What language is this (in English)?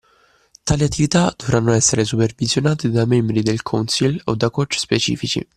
Italian